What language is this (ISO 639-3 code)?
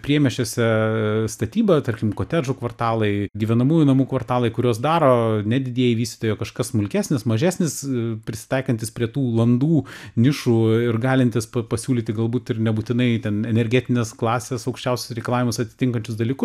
lit